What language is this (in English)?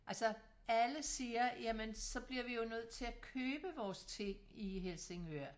Danish